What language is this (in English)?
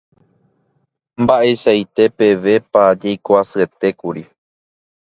Guarani